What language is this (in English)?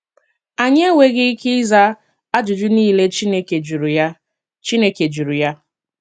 Igbo